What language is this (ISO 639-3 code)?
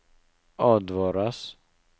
nor